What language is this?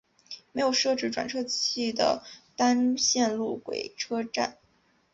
Chinese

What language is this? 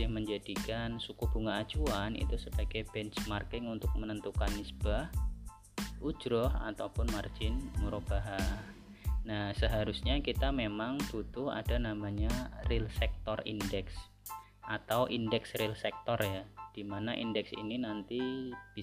Indonesian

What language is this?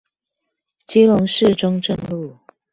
Chinese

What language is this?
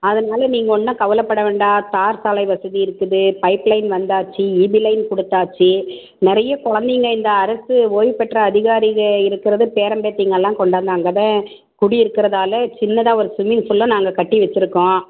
Tamil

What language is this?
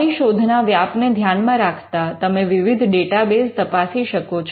Gujarati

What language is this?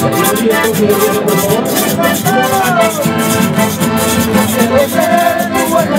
Romanian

